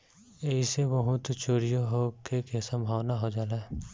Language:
Bhojpuri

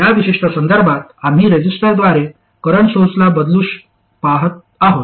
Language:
Marathi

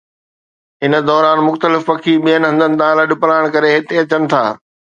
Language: Sindhi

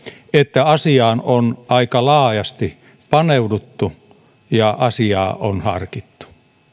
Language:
Finnish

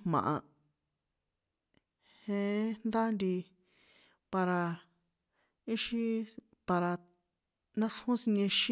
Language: San Juan Atzingo Popoloca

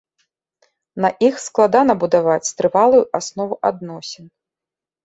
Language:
Belarusian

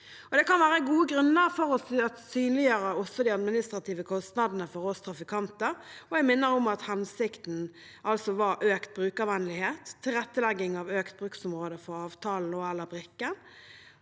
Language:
Norwegian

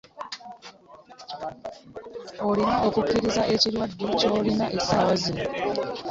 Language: Ganda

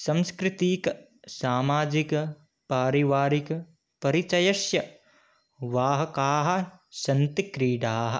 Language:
Sanskrit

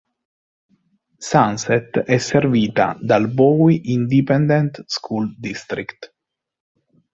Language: Italian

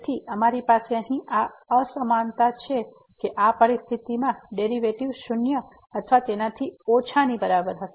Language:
Gujarati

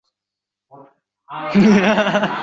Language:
Uzbek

